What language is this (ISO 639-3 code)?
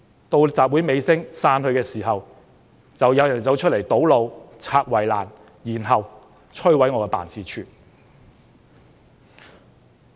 yue